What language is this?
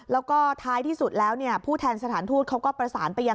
Thai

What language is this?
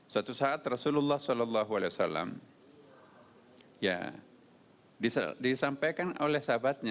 Indonesian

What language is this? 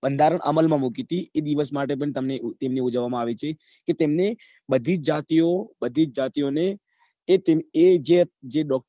Gujarati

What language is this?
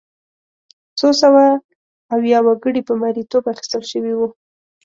Pashto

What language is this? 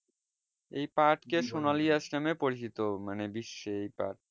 Bangla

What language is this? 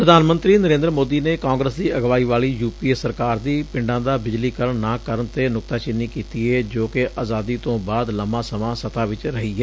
Punjabi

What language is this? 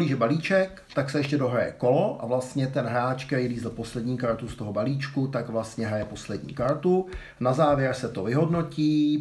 Czech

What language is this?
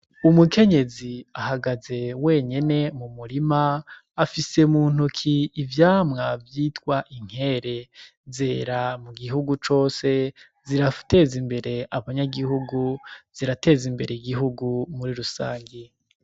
Rundi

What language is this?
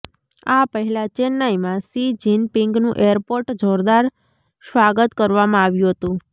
Gujarati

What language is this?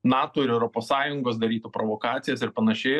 Lithuanian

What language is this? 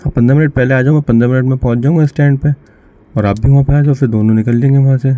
Urdu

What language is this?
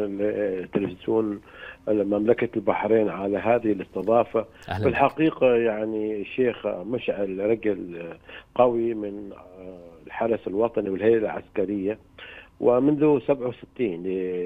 Arabic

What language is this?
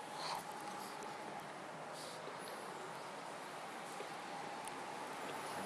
Japanese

